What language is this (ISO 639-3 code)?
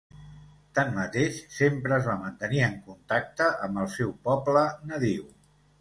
cat